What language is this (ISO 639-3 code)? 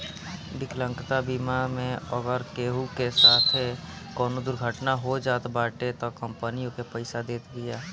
bho